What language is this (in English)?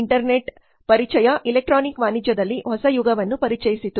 Kannada